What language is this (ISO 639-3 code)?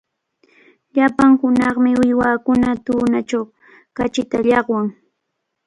qvl